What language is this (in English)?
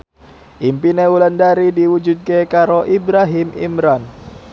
Javanese